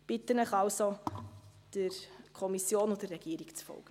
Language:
Swiss German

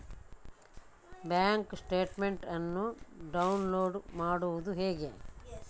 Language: Kannada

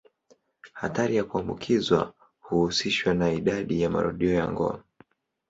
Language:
Swahili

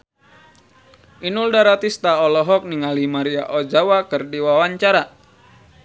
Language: Sundanese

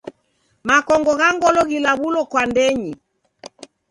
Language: Taita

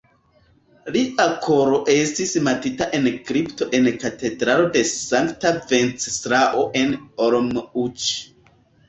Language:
Esperanto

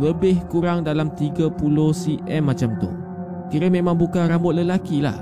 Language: Malay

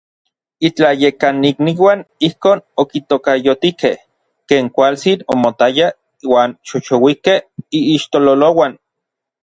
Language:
Orizaba Nahuatl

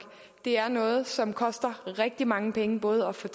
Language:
Danish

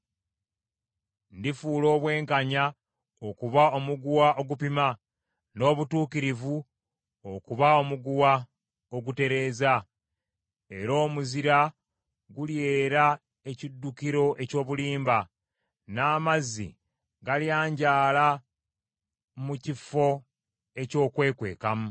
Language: Ganda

